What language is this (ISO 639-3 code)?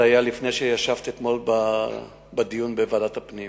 heb